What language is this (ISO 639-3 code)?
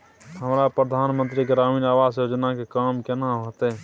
mai